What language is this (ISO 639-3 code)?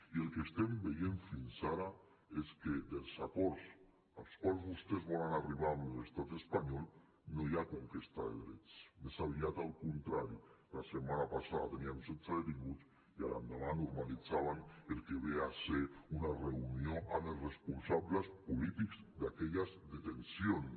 cat